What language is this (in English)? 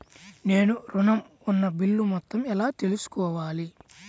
Telugu